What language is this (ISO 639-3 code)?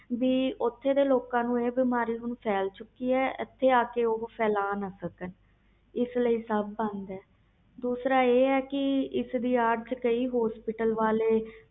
pan